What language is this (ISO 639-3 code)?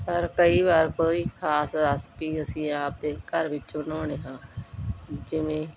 pan